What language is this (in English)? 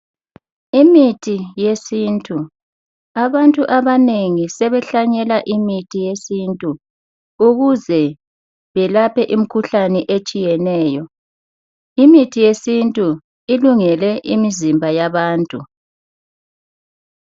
North Ndebele